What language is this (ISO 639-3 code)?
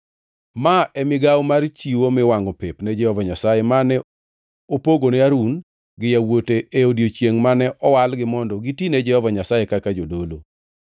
luo